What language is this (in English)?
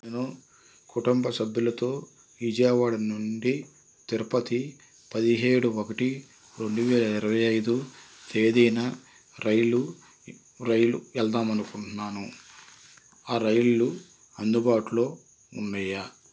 Telugu